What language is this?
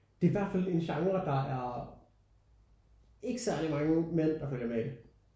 Danish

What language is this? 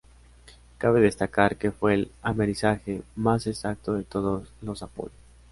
Spanish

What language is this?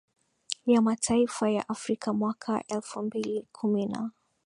Swahili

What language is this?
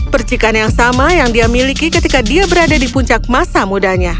Indonesian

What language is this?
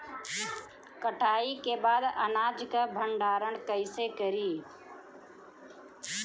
Bhojpuri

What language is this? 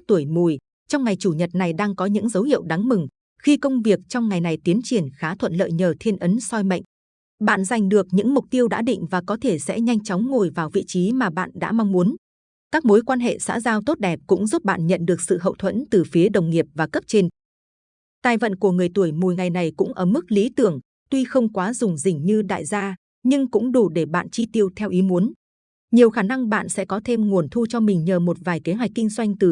Vietnamese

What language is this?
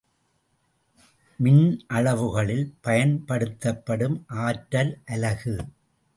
Tamil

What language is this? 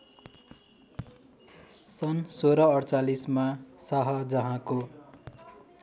Nepali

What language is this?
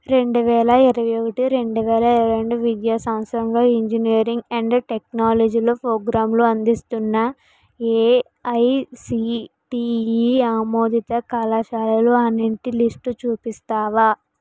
Telugu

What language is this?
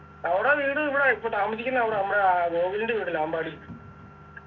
Malayalam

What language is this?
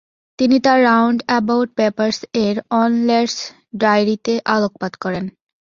Bangla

